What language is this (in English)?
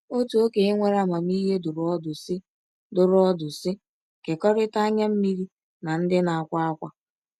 Igbo